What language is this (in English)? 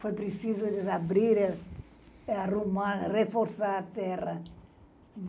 Portuguese